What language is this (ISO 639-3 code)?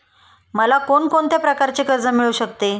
mar